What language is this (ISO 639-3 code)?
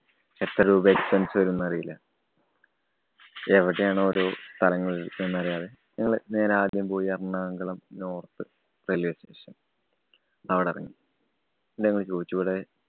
mal